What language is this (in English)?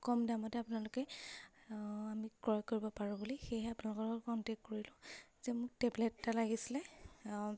Assamese